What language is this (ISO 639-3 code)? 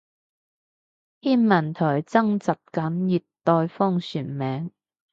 yue